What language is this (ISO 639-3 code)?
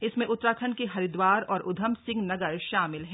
hin